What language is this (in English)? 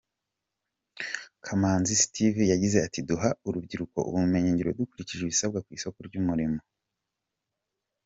Kinyarwanda